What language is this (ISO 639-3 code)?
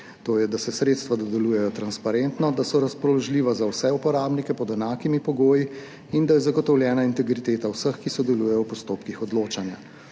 slv